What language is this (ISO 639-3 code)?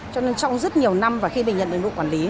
vie